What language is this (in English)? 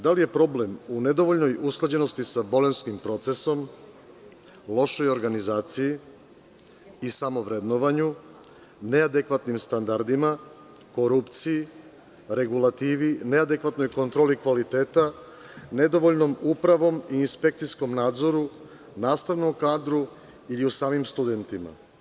Serbian